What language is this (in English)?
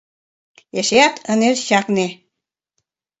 Mari